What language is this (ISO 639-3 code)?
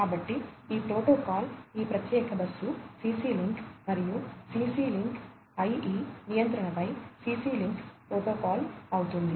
tel